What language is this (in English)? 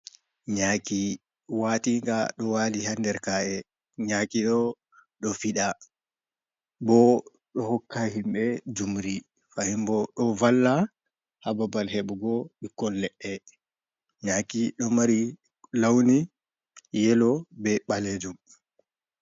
Fula